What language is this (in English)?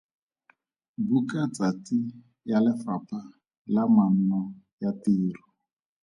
Tswana